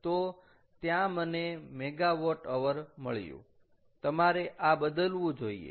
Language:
Gujarati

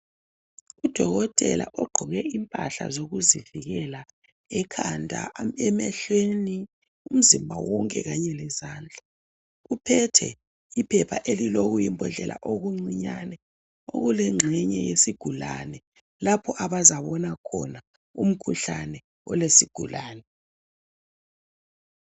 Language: North Ndebele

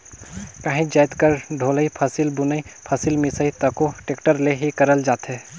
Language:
Chhattisgarhi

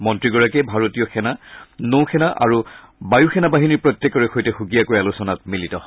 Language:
Assamese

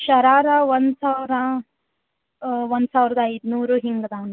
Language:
Kannada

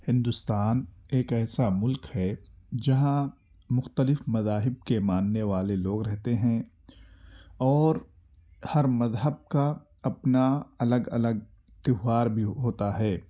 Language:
Urdu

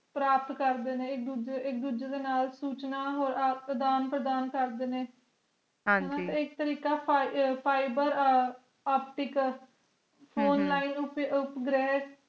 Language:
Punjabi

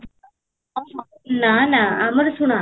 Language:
Odia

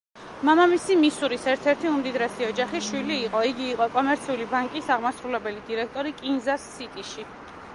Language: Georgian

